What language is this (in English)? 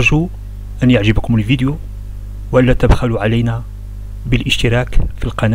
Arabic